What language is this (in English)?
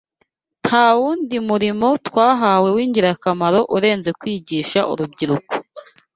Kinyarwanda